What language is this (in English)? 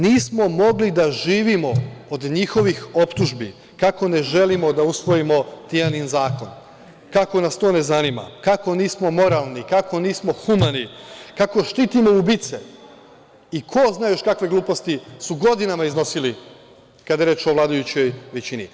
Serbian